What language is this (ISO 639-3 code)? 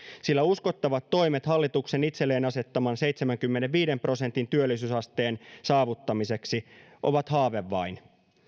fin